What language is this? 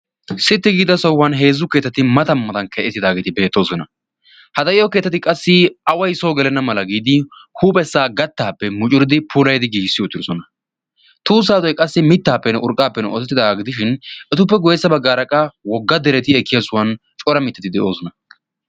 Wolaytta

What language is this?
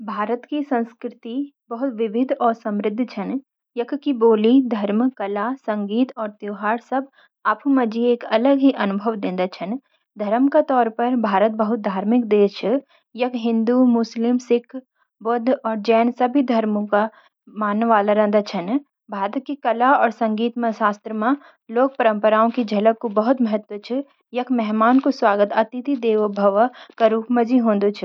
Garhwali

